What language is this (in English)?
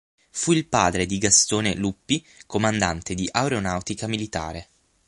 Italian